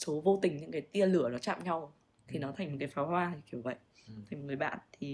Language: Vietnamese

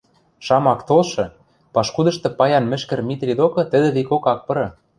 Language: Western Mari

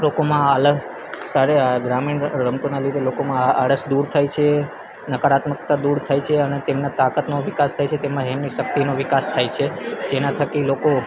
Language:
Gujarati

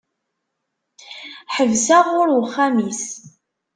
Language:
Kabyle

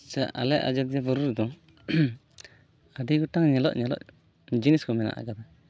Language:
Santali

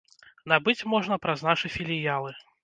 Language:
Belarusian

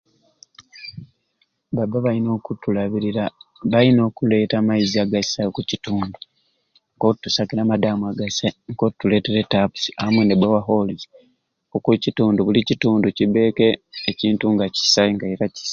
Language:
Ruuli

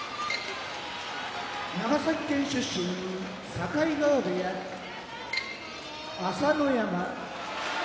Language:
Japanese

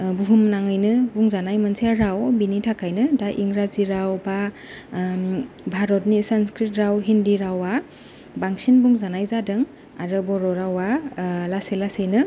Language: Bodo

